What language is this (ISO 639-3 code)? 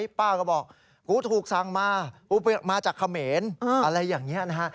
tha